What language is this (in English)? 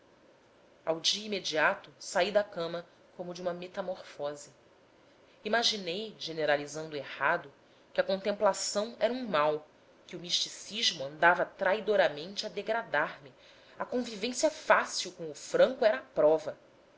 Portuguese